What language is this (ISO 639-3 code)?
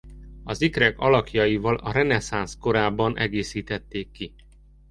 hun